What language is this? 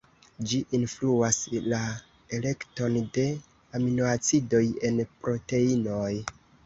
Esperanto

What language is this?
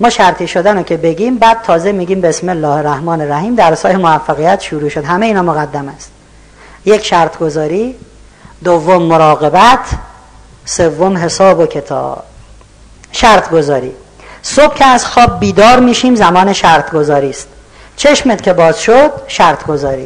Persian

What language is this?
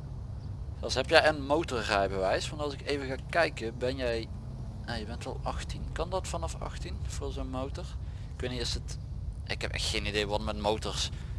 Dutch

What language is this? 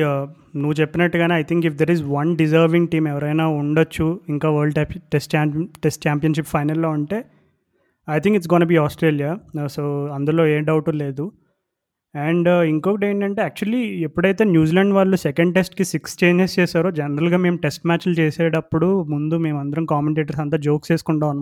Telugu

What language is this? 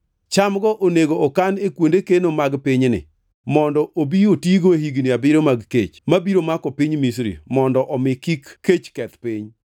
Luo (Kenya and Tanzania)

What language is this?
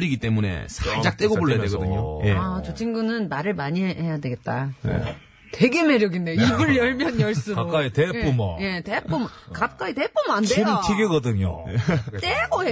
Korean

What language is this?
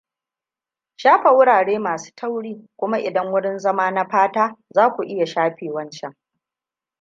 Hausa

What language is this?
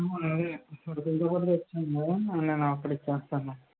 Telugu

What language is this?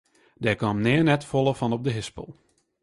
Western Frisian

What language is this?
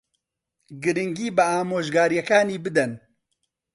Central Kurdish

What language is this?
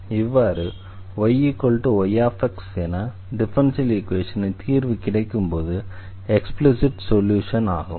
Tamil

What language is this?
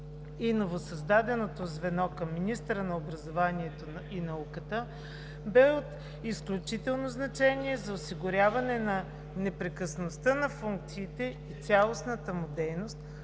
Bulgarian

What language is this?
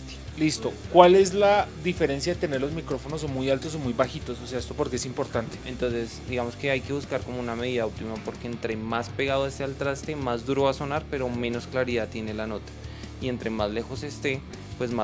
Spanish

